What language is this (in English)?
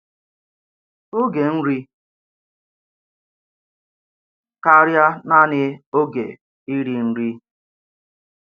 Igbo